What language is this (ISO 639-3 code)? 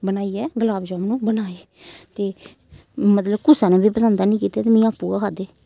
doi